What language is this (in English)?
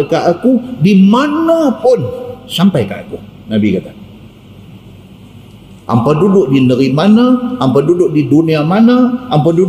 Malay